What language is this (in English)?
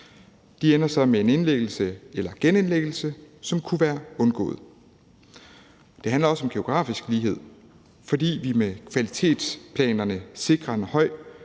Danish